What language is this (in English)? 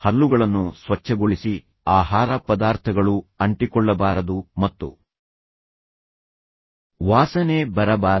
Kannada